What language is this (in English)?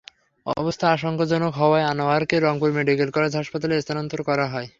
Bangla